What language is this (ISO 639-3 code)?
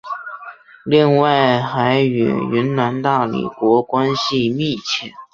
zho